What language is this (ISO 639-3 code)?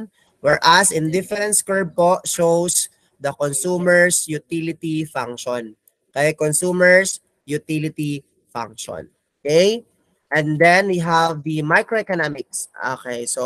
fil